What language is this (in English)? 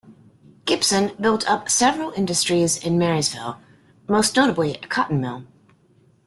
English